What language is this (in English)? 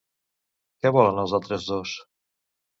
Catalan